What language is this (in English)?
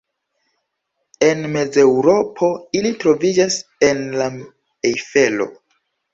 Esperanto